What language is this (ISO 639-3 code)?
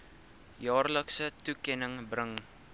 afr